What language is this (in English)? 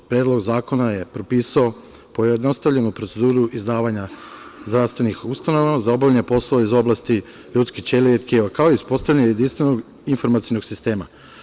Serbian